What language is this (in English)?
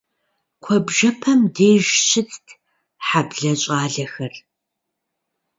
Kabardian